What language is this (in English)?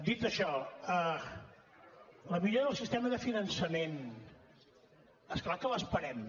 Catalan